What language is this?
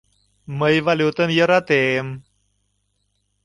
Mari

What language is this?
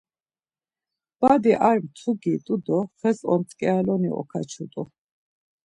Laz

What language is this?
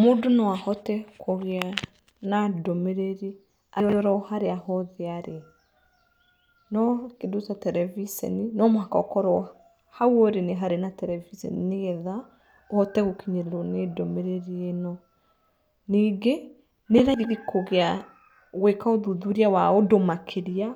Kikuyu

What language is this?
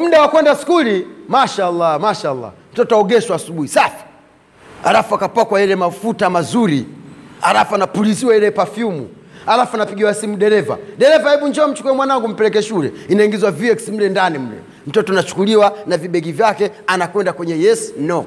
Swahili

